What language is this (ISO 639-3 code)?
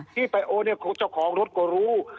tha